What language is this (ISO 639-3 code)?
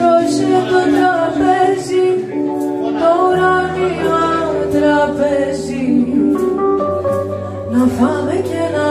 ind